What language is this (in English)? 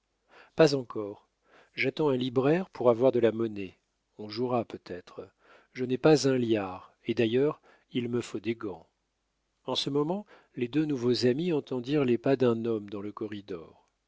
French